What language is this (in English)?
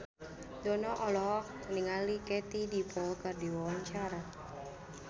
Sundanese